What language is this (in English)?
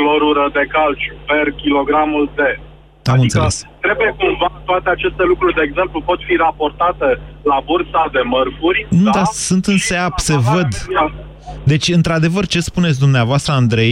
Romanian